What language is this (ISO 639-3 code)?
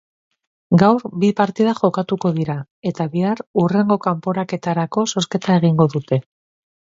eus